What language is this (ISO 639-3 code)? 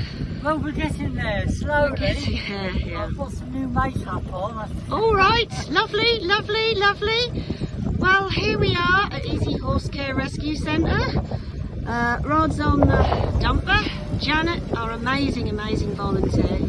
eng